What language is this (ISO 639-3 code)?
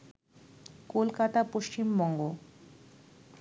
ben